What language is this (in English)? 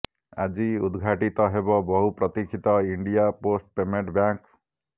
Odia